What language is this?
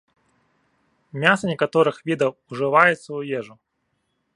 Belarusian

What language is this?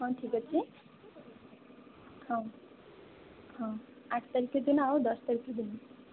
Odia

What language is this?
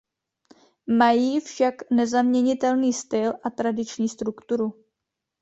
Czech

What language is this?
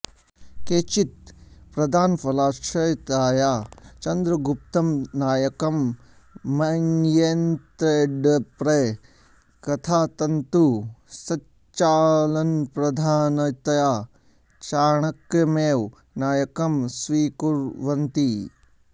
Sanskrit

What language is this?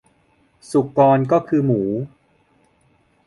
Thai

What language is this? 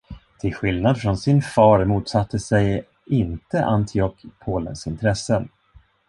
Swedish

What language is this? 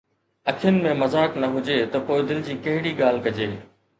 Sindhi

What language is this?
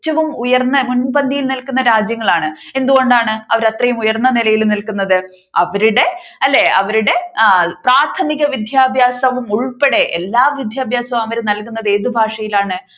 Malayalam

